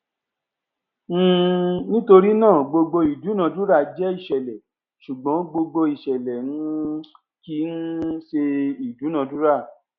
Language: Yoruba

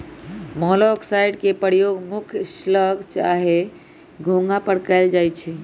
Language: Magahi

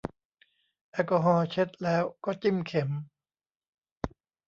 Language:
Thai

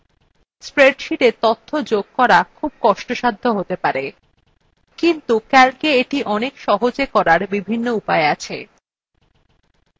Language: Bangla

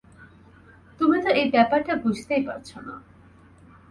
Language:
Bangla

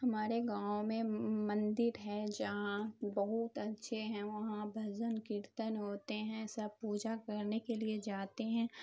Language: Urdu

